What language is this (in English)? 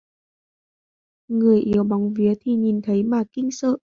Vietnamese